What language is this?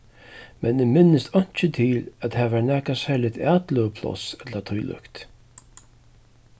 Faroese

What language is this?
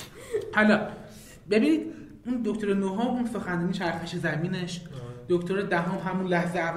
Persian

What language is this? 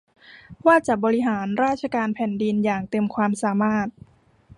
Thai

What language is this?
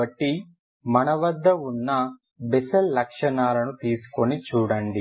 Telugu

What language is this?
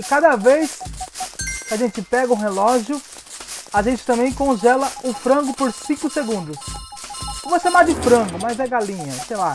Portuguese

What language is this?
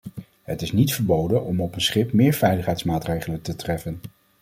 Dutch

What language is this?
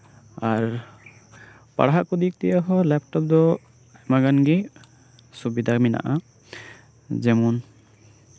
Santali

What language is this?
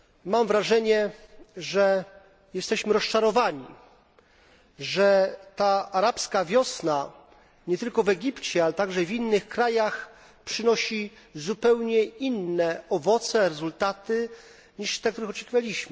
Polish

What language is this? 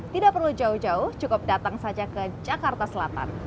Indonesian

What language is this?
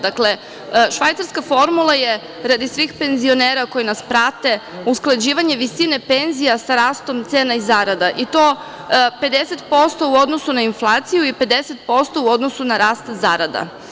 Serbian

